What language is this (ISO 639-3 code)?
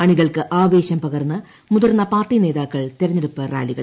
mal